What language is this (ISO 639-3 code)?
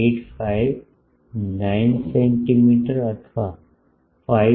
guj